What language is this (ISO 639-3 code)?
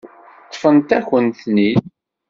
kab